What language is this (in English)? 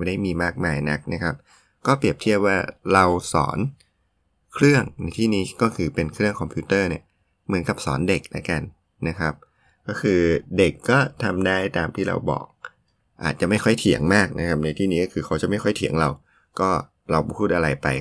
Thai